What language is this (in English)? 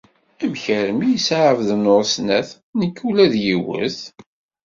Kabyle